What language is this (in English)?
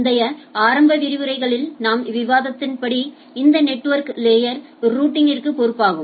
Tamil